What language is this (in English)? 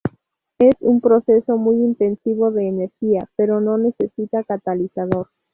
Spanish